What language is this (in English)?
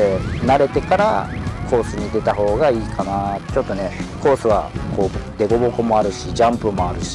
Japanese